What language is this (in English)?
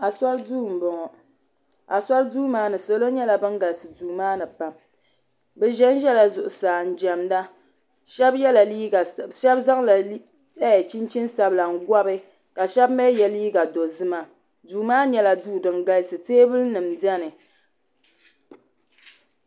Dagbani